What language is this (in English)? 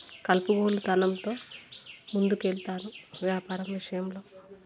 Telugu